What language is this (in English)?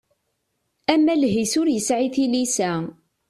Kabyle